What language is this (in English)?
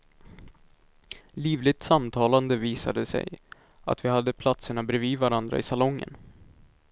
Swedish